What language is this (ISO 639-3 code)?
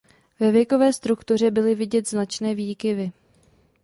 ces